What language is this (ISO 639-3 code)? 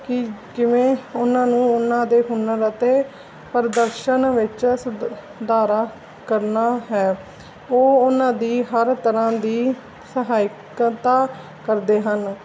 pan